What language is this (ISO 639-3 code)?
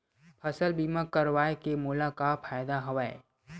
hne